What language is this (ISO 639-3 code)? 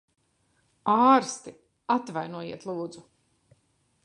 lav